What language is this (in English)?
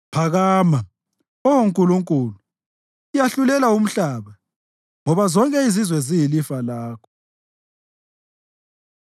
North Ndebele